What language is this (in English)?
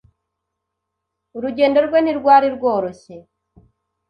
Kinyarwanda